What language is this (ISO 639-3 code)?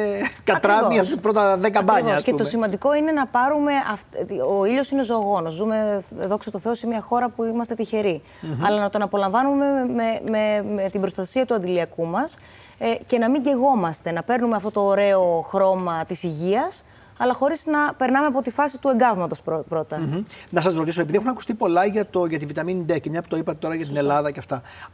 ell